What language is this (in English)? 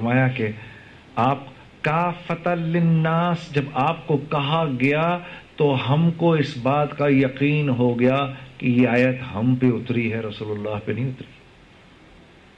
Urdu